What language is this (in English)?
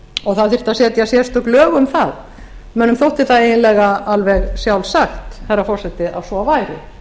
Icelandic